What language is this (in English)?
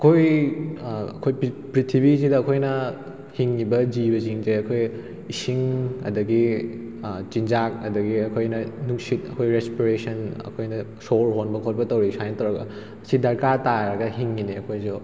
Manipuri